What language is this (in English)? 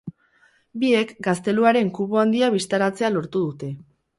Basque